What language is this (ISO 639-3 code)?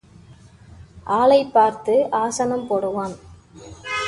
tam